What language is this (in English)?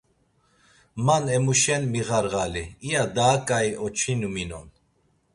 Laz